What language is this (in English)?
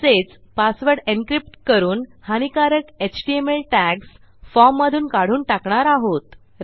Marathi